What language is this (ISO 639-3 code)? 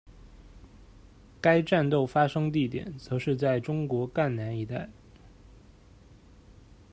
zho